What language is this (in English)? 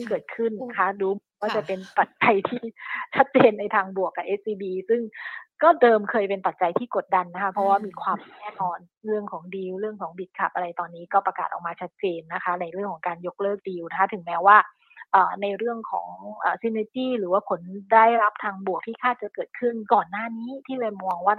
Thai